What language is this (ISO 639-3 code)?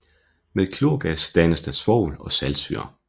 dan